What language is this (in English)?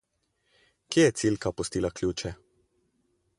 Slovenian